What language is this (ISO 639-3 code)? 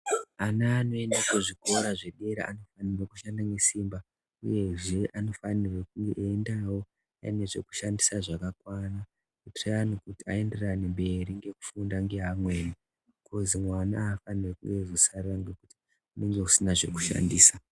ndc